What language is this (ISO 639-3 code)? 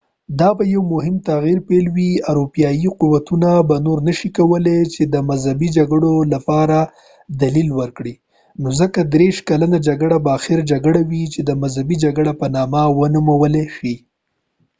pus